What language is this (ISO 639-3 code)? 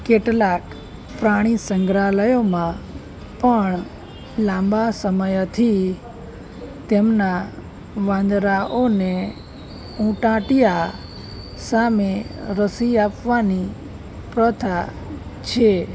guj